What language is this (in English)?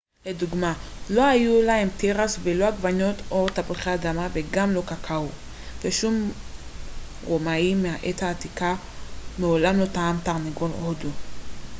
Hebrew